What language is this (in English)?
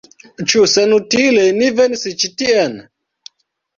Esperanto